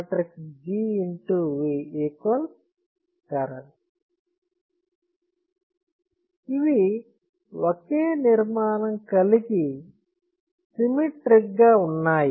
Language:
Telugu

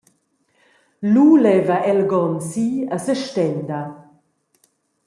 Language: Romansh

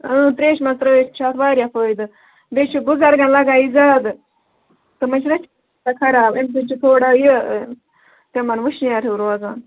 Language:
Kashmiri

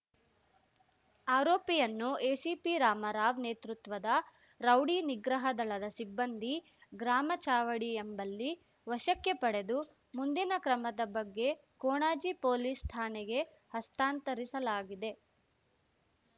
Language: Kannada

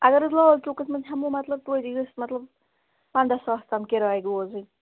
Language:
Kashmiri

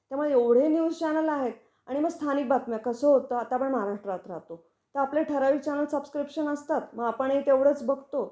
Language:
Marathi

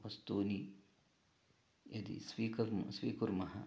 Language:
Sanskrit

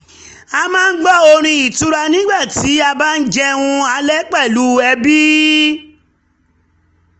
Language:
Yoruba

